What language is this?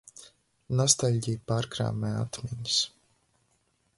Latvian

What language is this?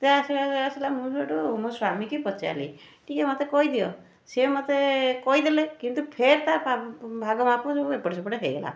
Odia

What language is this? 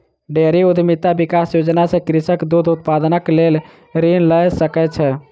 Maithili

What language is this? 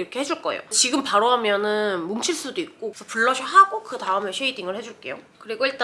Korean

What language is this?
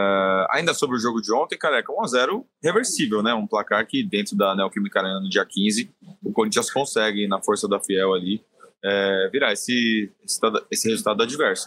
Portuguese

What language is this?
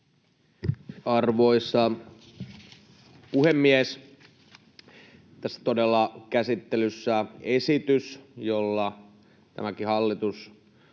Finnish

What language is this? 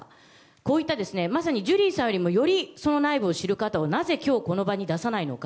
Japanese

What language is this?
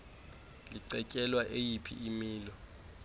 Xhosa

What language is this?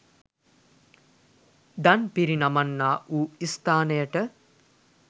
Sinhala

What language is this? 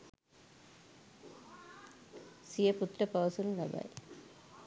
Sinhala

